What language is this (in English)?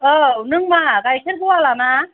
Bodo